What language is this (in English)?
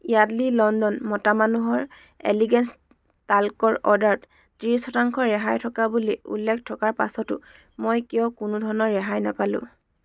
Assamese